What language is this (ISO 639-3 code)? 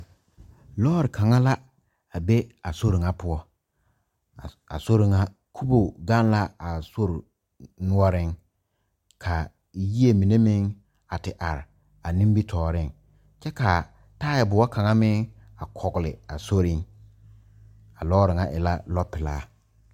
dga